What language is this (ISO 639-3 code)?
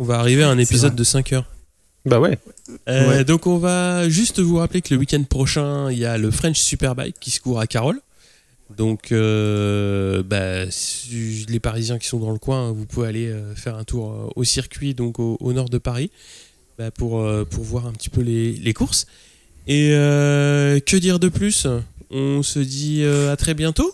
fra